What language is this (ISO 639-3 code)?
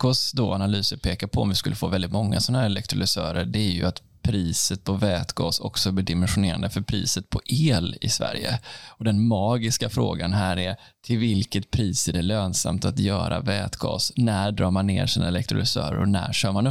swe